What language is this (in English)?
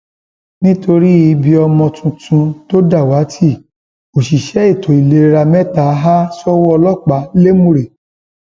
Yoruba